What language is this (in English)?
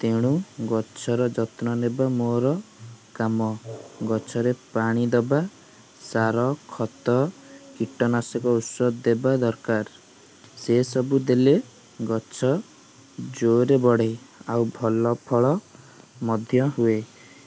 Odia